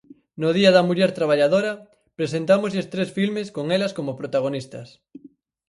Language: Galician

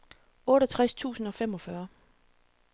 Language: Danish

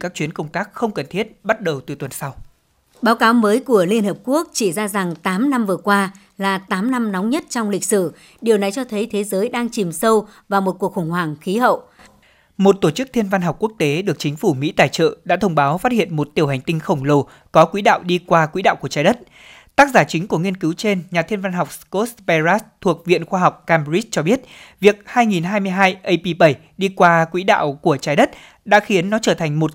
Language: Vietnamese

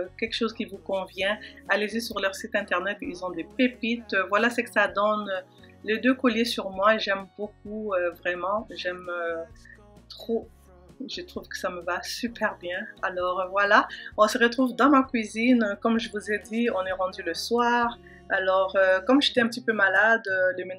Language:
French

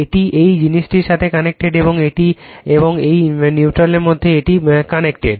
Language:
Bangla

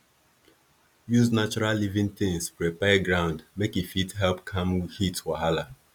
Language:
Nigerian Pidgin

